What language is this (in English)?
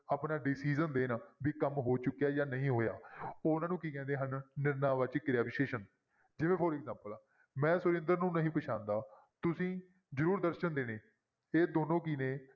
Punjabi